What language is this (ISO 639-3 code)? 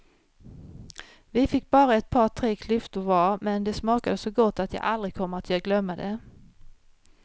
swe